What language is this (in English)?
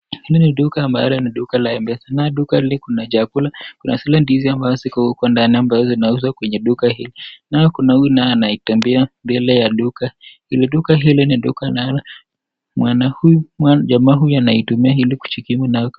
Swahili